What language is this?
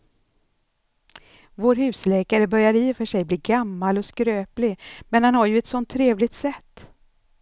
Swedish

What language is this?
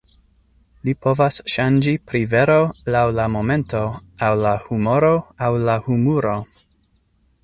Esperanto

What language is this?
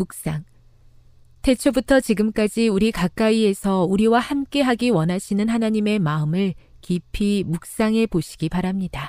Korean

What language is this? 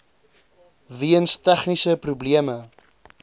Afrikaans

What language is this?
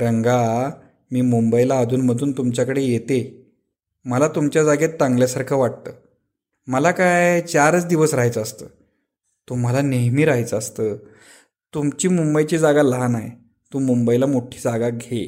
Marathi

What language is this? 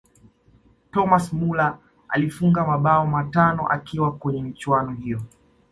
Swahili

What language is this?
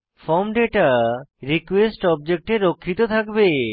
Bangla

